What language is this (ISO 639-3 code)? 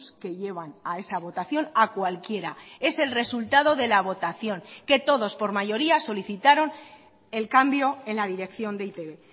spa